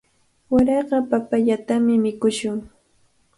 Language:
Cajatambo North Lima Quechua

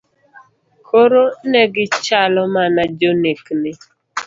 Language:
Luo (Kenya and Tanzania)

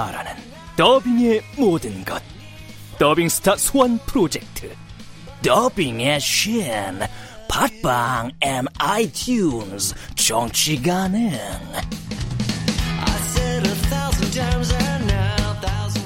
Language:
Korean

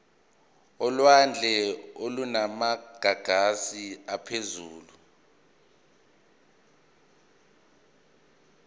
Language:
Zulu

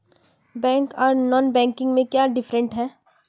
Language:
Magahi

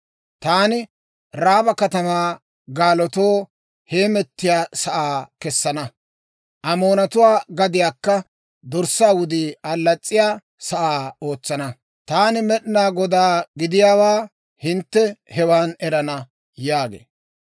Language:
Dawro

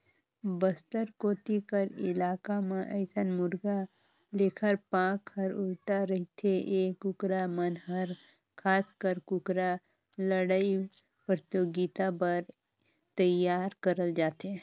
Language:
Chhattisgarhi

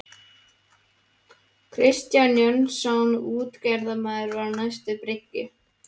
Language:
Icelandic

